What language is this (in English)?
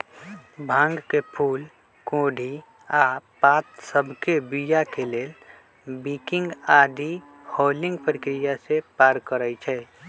Magahi